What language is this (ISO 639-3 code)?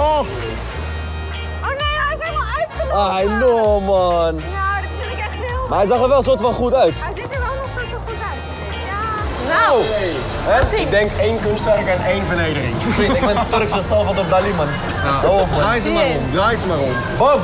nld